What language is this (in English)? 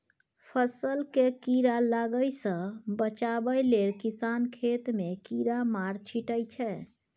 Maithili